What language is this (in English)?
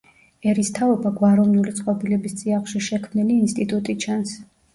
Georgian